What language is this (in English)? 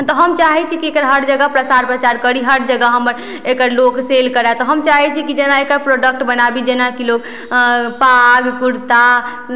Maithili